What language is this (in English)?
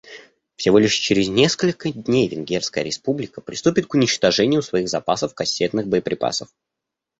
Russian